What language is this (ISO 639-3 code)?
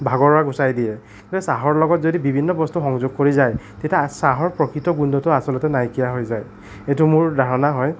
asm